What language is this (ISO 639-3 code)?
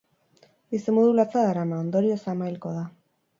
eus